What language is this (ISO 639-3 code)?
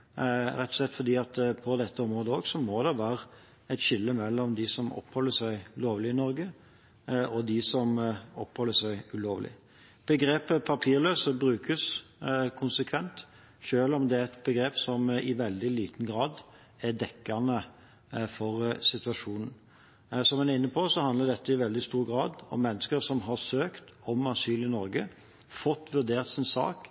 nob